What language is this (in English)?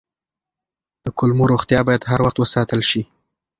Pashto